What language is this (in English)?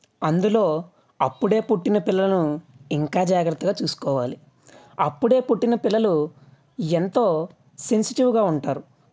Telugu